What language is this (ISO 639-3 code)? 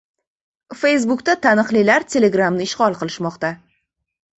uzb